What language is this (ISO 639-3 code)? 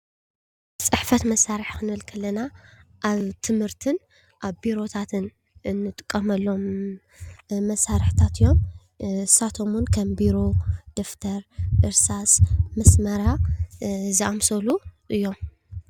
tir